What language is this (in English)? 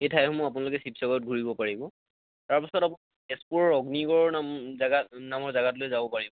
Assamese